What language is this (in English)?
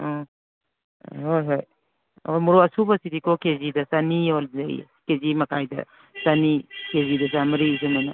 Manipuri